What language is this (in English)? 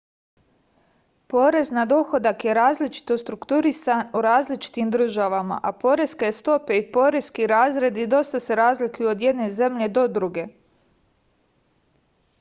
Serbian